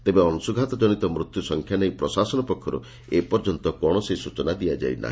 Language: Odia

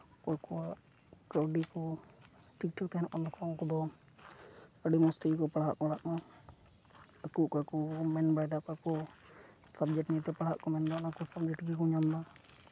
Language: Santali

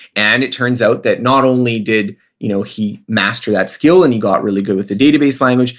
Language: English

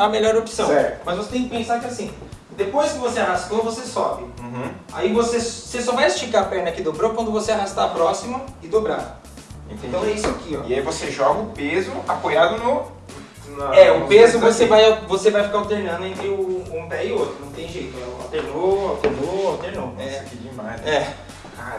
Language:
Portuguese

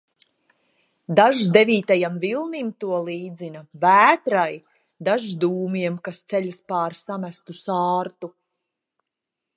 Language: Latvian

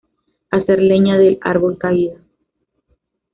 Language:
Spanish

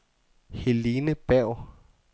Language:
Danish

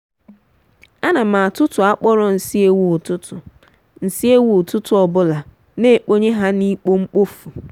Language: Igbo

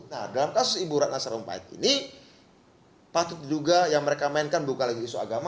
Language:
Indonesian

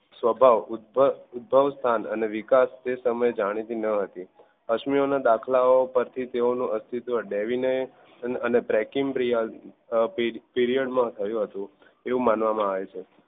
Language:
Gujarati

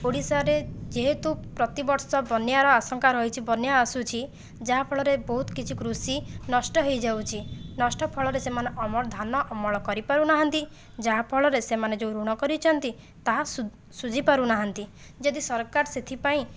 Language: Odia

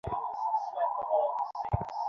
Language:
Bangla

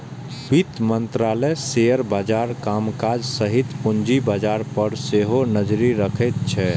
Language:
Maithili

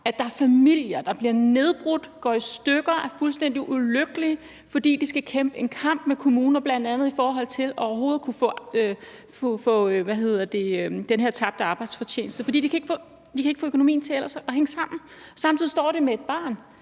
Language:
Danish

